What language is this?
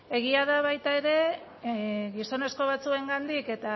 Basque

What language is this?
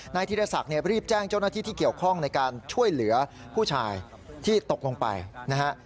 Thai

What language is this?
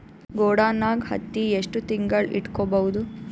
Kannada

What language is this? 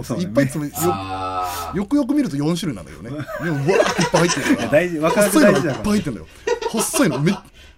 Japanese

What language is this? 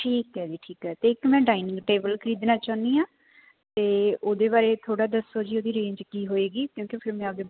Punjabi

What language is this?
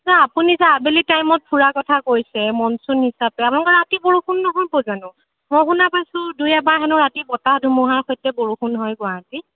Assamese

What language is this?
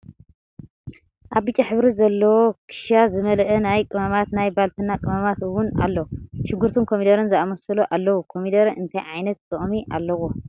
Tigrinya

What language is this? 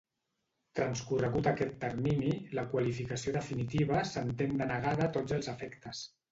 Catalan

